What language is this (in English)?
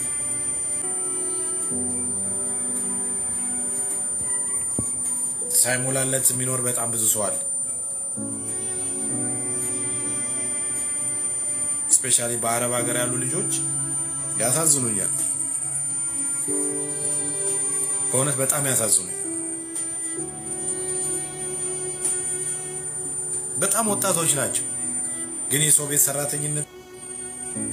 Arabic